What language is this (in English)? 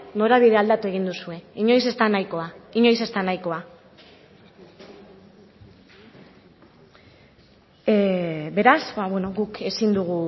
Basque